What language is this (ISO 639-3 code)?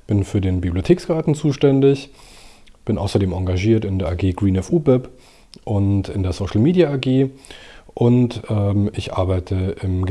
deu